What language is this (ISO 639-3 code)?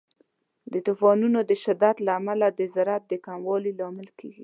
pus